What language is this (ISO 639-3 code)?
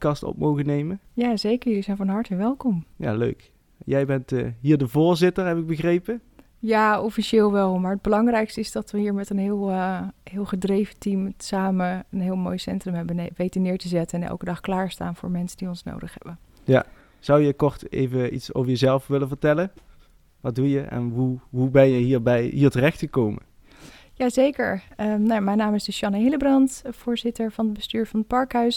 nld